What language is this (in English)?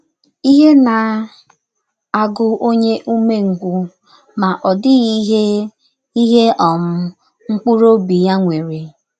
Igbo